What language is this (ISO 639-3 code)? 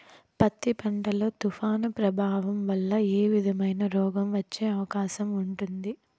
tel